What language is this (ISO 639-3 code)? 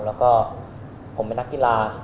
tha